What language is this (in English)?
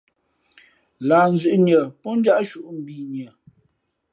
Fe'fe'